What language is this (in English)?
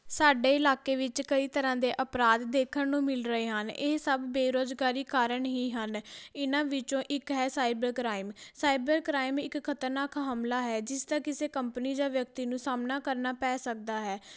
Punjabi